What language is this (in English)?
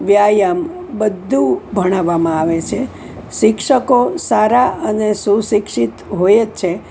Gujarati